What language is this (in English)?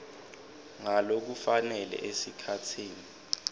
Swati